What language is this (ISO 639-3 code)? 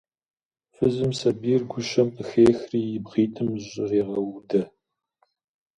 kbd